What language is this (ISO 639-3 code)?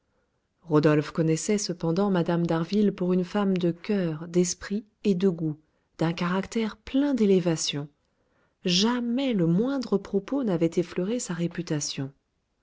fra